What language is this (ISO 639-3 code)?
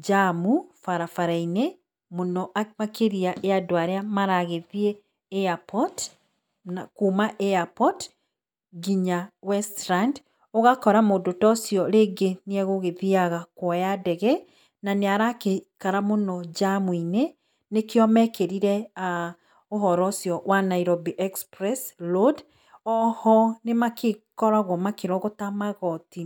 kik